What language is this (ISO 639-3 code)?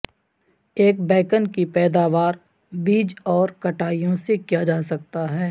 urd